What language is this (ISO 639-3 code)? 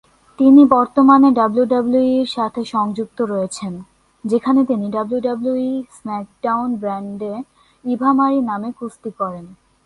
ben